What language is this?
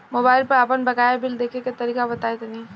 Bhojpuri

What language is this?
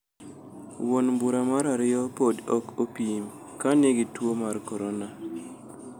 Luo (Kenya and Tanzania)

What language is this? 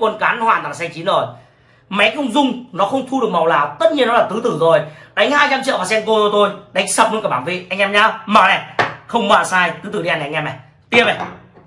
Vietnamese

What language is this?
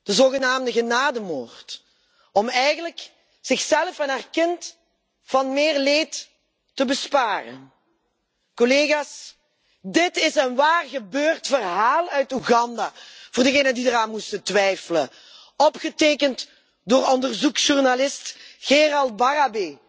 Dutch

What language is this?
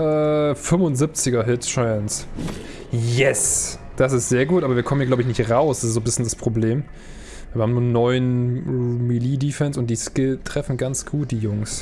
German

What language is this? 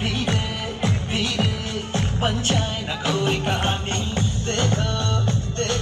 Arabic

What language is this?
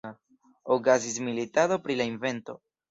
Esperanto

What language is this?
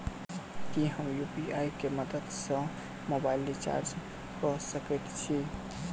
Maithili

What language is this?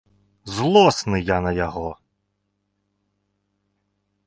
Belarusian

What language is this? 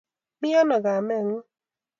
Kalenjin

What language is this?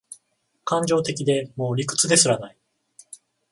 Japanese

